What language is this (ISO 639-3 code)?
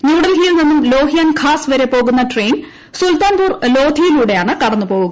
mal